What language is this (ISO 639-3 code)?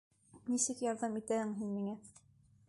bak